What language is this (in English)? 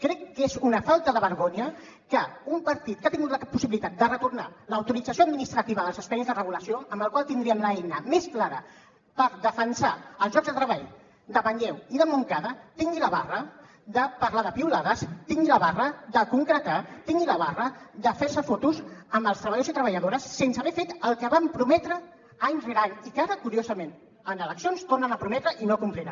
Catalan